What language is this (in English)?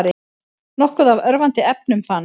Icelandic